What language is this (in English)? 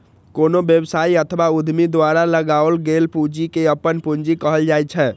Maithili